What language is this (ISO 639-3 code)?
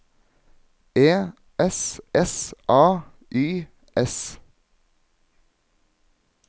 nor